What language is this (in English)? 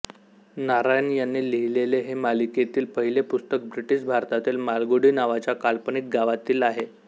Marathi